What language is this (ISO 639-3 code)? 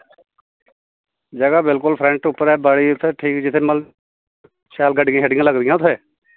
doi